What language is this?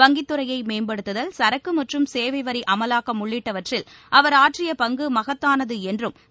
Tamil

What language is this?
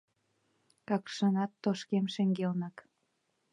Mari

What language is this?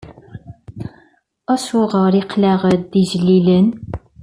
Kabyle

